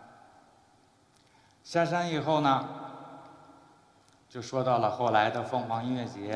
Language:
Chinese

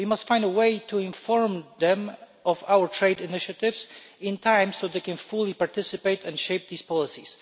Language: English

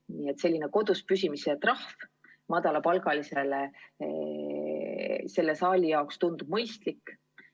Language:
Estonian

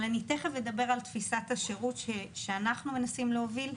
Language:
Hebrew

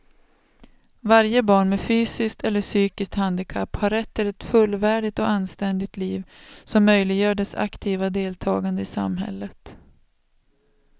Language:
Swedish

